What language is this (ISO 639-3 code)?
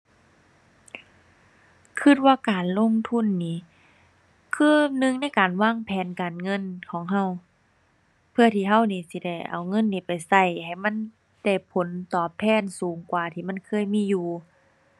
tha